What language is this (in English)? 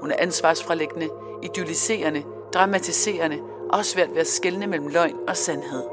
Danish